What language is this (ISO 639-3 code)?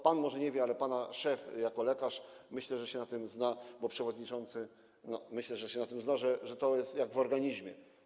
pol